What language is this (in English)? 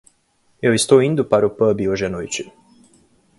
Portuguese